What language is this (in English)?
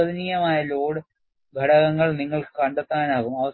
Malayalam